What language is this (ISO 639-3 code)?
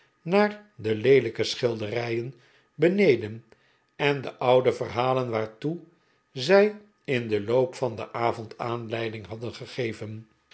nld